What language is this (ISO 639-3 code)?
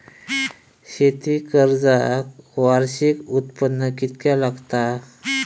mar